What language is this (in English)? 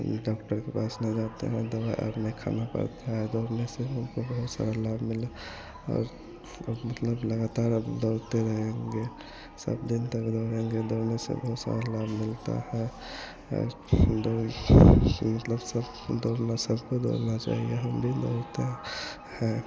Hindi